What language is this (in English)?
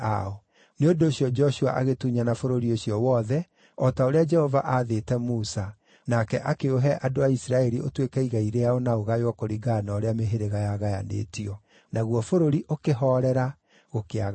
Kikuyu